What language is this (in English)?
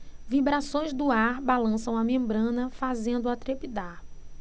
Portuguese